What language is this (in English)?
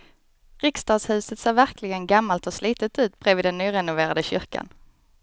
Swedish